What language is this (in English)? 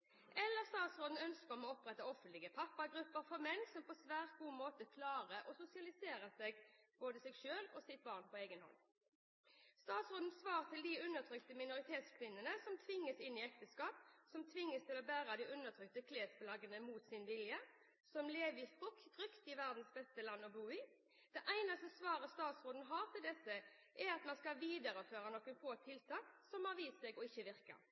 Norwegian Bokmål